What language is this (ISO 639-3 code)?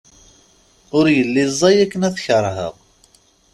kab